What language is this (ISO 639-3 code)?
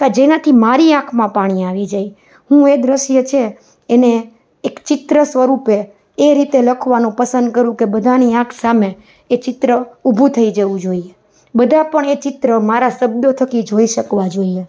guj